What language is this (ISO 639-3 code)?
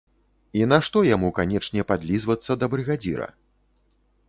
bel